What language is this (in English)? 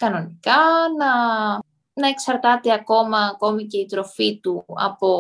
Greek